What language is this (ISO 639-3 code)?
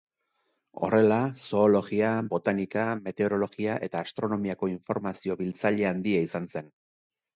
eus